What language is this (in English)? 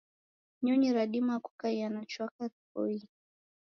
Taita